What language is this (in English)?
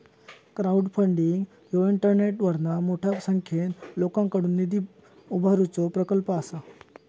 Marathi